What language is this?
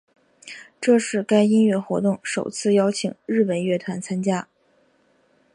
Chinese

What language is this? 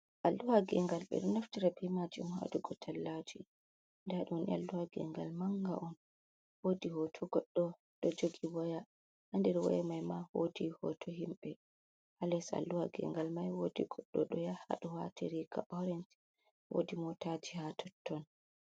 Fula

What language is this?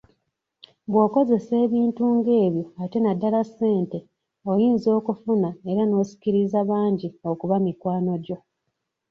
Ganda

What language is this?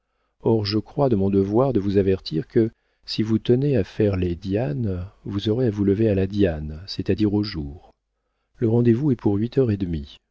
French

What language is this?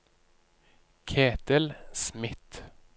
Norwegian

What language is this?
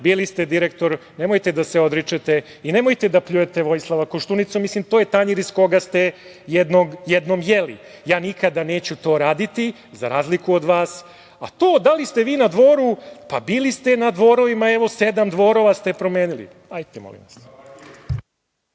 Serbian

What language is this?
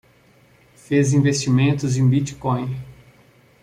Portuguese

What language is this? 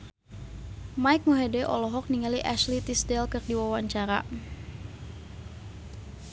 Sundanese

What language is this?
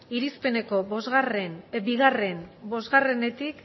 Basque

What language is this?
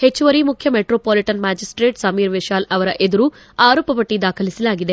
Kannada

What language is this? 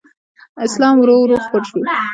Pashto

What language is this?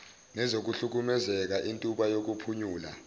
Zulu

